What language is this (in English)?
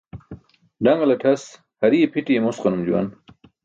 Burushaski